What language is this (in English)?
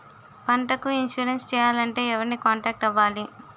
Telugu